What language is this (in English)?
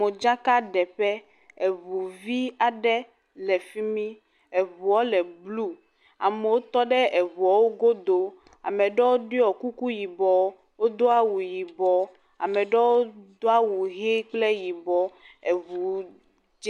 Ewe